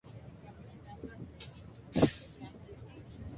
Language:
Spanish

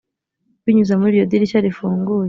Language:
Kinyarwanda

